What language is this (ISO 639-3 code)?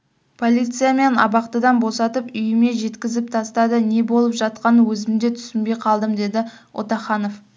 kaz